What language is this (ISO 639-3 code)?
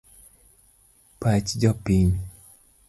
luo